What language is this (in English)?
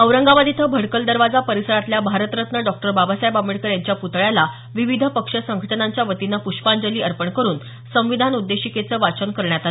Marathi